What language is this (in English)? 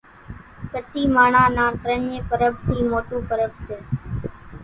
Kachi Koli